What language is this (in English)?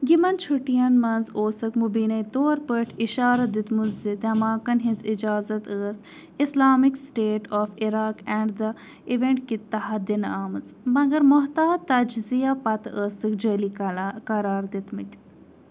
Kashmiri